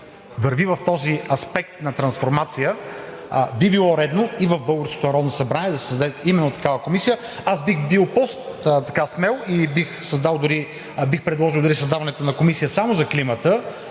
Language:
Bulgarian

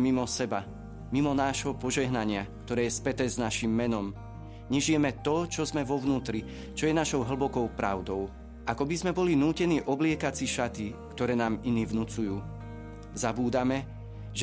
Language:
Slovak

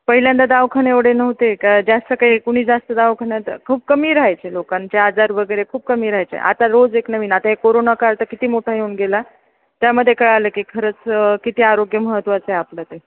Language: Marathi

